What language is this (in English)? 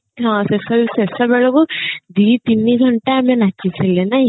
Odia